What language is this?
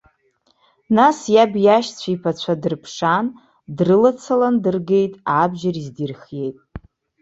Abkhazian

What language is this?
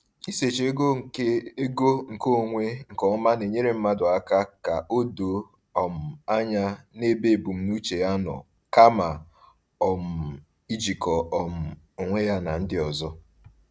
Igbo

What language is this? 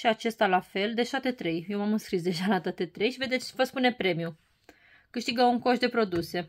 Romanian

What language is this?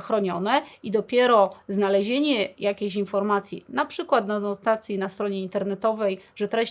Polish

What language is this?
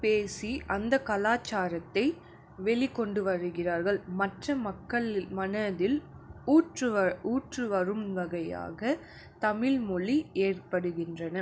Tamil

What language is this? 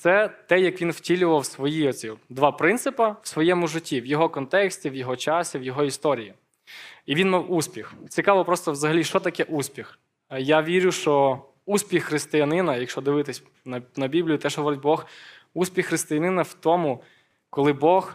Ukrainian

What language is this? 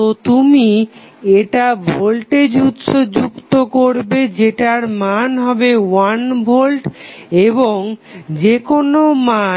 Bangla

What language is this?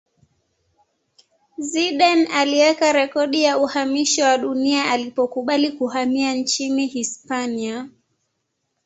Swahili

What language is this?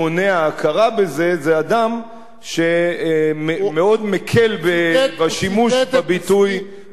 Hebrew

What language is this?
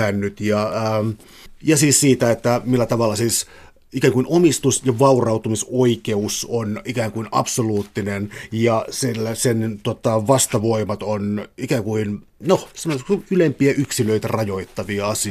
Finnish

